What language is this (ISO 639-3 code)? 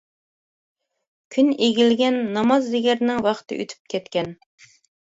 uig